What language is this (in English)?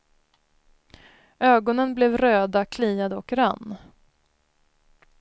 Swedish